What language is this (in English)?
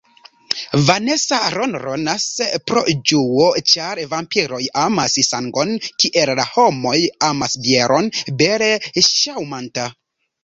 Esperanto